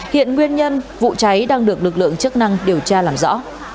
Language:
Vietnamese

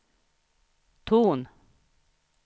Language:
Swedish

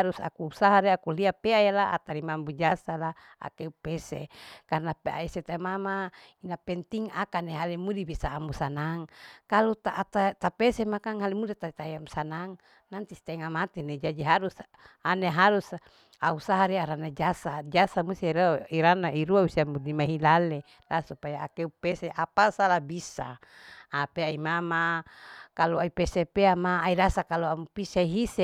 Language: Larike-Wakasihu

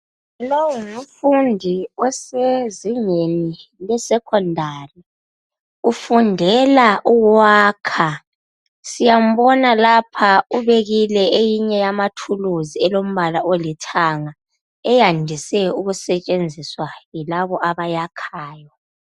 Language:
North Ndebele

